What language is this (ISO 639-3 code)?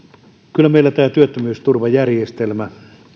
fin